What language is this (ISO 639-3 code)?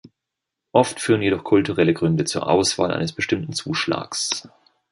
deu